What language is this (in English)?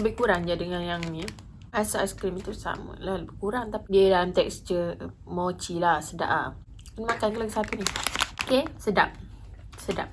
Malay